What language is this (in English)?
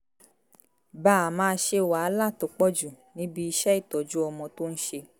Yoruba